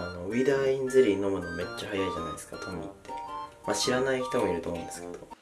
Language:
Japanese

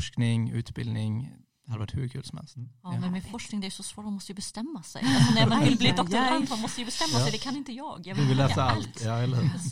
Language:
Swedish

